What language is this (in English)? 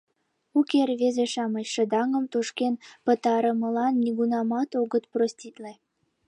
Mari